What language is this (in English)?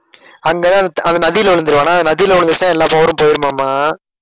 Tamil